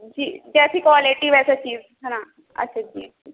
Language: Urdu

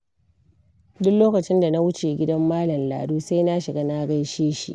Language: Hausa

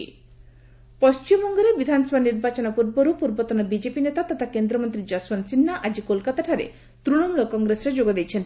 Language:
Odia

